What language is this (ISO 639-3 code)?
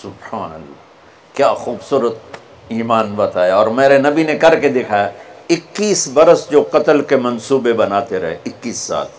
urd